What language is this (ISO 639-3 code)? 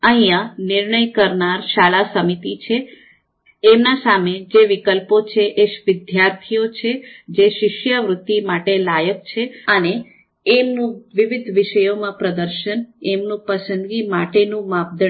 guj